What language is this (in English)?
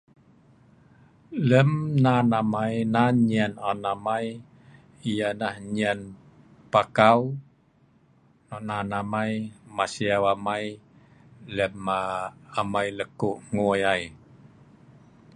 Sa'ban